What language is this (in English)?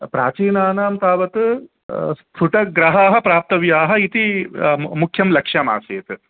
Sanskrit